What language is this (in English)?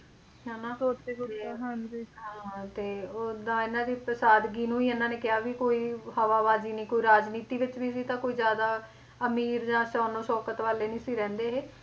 Punjabi